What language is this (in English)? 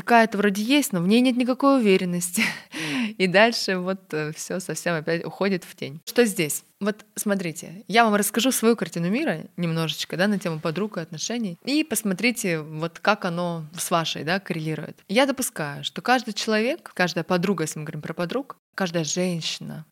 Russian